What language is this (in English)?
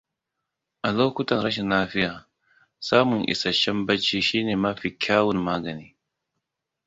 Hausa